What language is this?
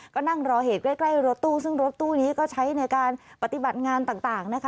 Thai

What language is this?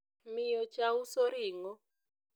Luo (Kenya and Tanzania)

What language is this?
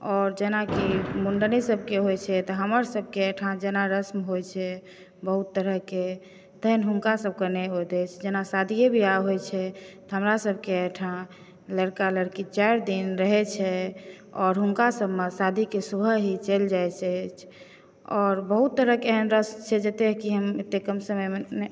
Maithili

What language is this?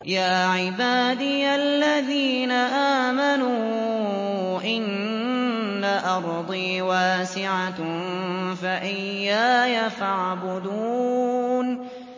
Arabic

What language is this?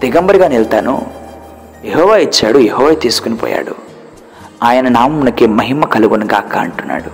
Telugu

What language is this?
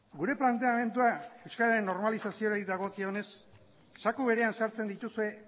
Basque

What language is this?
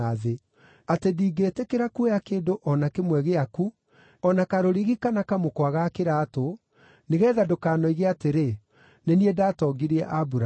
Kikuyu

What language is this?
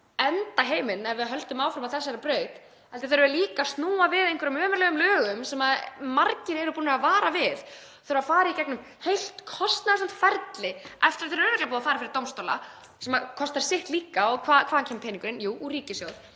Icelandic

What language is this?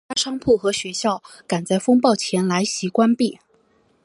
Chinese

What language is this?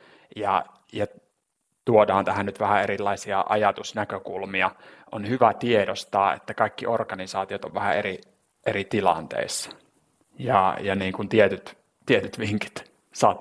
Finnish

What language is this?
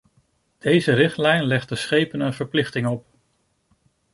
Dutch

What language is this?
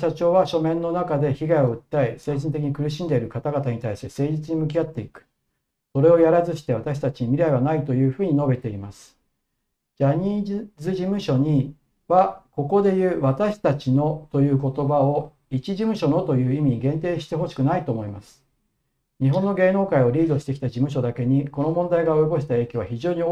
Japanese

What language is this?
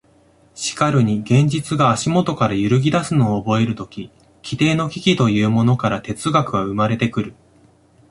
Japanese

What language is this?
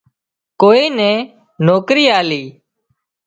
Wadiyara Koli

